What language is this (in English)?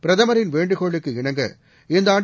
Tamil